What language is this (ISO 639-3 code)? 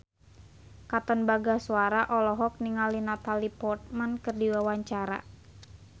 sun